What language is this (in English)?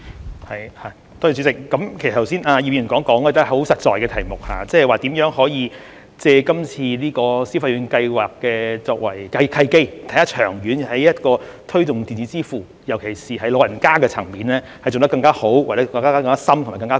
Cantonese